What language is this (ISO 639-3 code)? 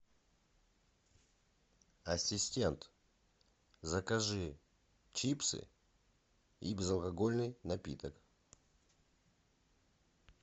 rus